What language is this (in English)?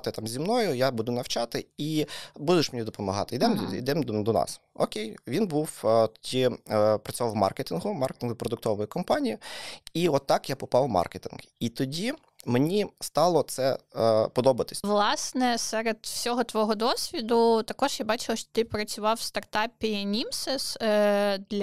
Ukrainian